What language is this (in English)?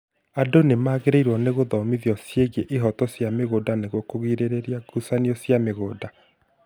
Kikuyu